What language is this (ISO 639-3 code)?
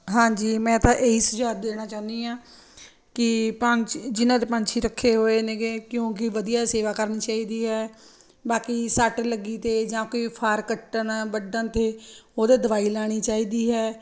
pan